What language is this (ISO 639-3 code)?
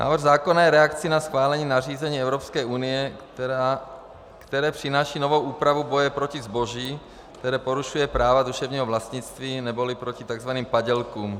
ces